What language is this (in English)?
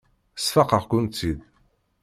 Kabyle